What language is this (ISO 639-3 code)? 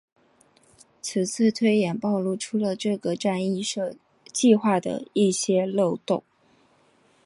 zho